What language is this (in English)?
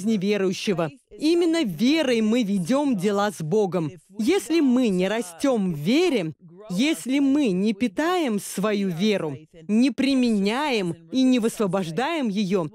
Russian